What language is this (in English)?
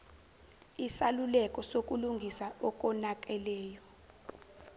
Zulu